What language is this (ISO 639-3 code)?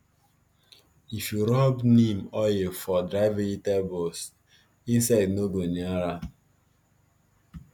pcm